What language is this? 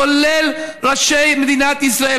Hebrew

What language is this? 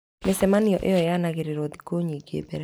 Kikuyu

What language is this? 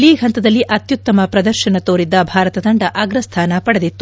Kannada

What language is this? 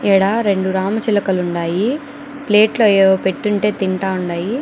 Telugu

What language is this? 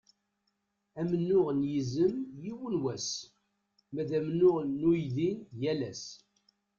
Kabyle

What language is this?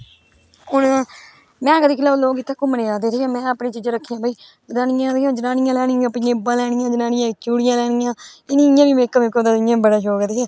Dogri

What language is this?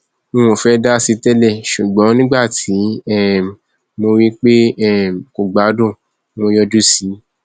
Yoruba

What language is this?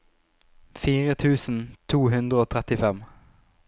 Norwegian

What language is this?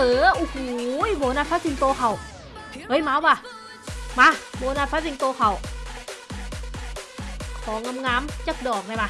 Thai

